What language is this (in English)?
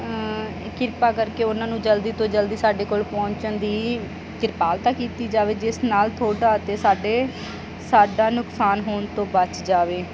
Punjabi